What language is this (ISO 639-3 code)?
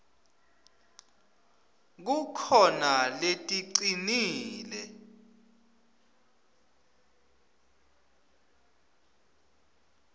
ssw